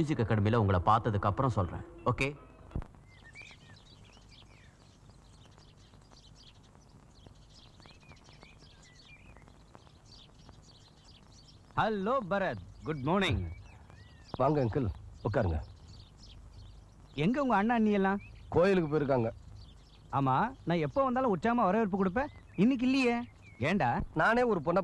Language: Korean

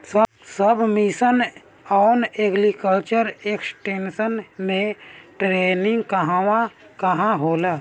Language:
Bhojpuri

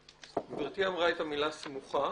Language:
Hebrew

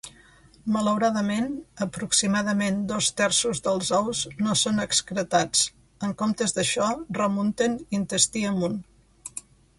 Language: Catalan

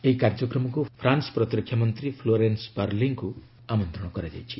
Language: Odia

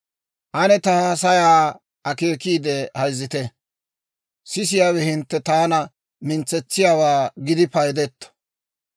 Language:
Dawro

